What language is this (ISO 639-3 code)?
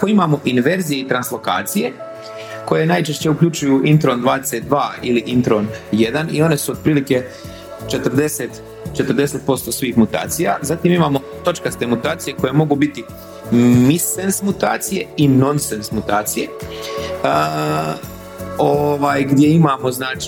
hrv